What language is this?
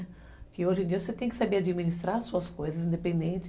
Portuguese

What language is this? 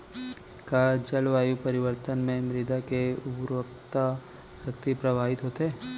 Chhattisgarhi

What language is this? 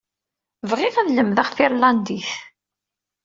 Kabyle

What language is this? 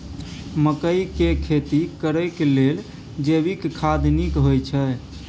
Maithili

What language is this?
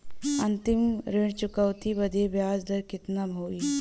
Bhojpuri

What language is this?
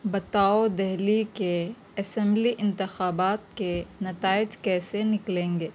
Urdu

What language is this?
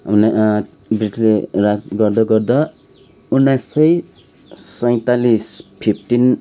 Nepali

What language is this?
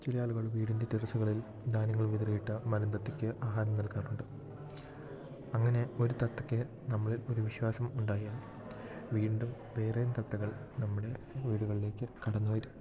Malayalam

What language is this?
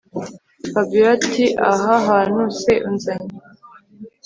Kinyarwanda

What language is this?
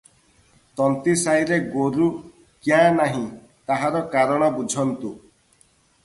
Odia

